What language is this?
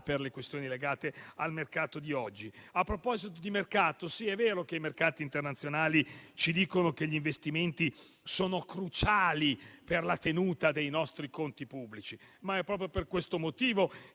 Italian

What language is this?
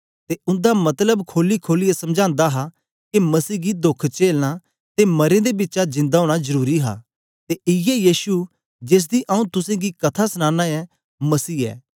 Dogri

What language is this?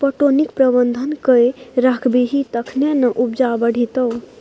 Maithili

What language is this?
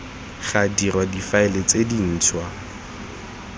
Tswana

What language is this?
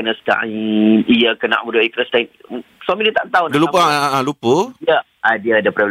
Malay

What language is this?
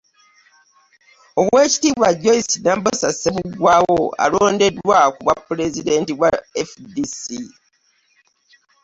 Ganda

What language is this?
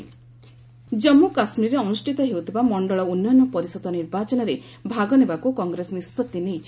Odia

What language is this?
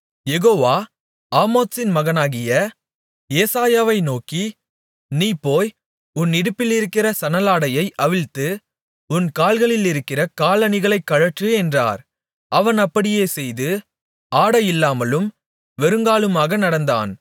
Tamil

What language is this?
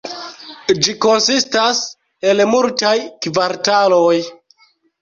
Esperanto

